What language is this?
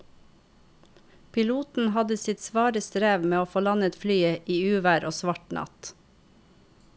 Norwegian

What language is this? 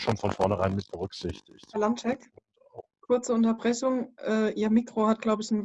German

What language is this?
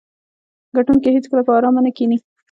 Pashto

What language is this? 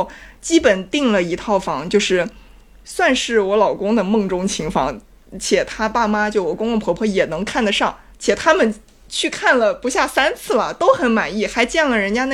Chinese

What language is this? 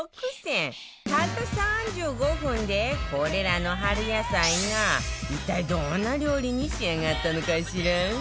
Japanese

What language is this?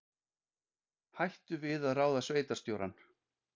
Icelandic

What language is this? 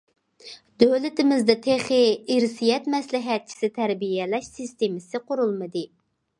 Uyghur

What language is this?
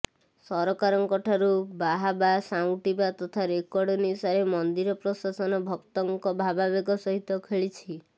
Odia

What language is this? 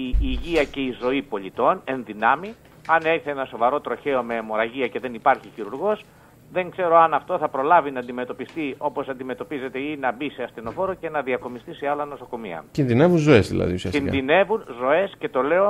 Greek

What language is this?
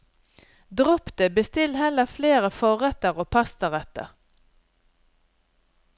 Norwegian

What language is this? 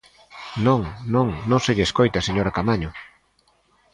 Galician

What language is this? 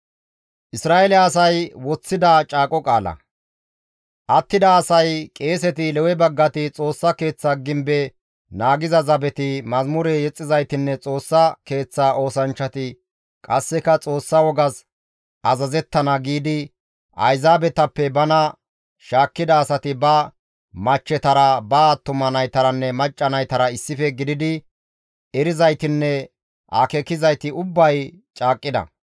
Gamo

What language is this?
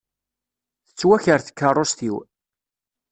Kabyle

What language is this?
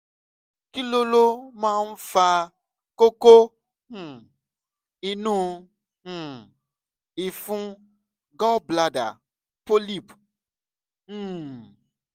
Yoruba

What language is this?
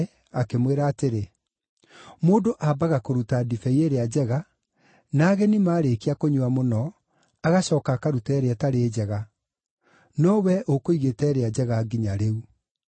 Kikuyu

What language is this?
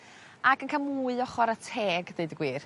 Welsh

